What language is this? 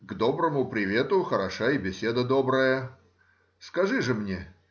Russian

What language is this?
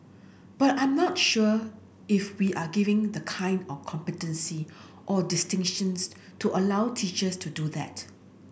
English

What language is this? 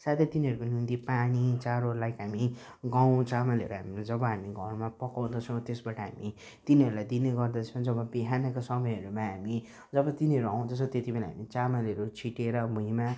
Nepali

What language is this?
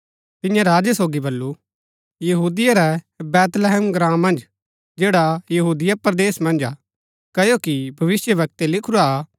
Gaddi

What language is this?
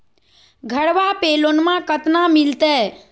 Magahi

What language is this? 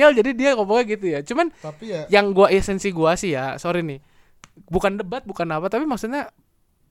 Indonesian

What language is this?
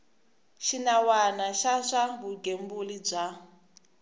Tsonga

